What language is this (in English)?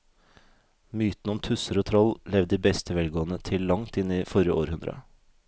Norwegian